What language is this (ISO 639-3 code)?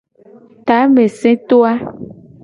gej